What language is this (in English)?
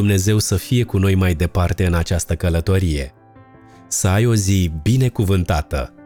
Romanian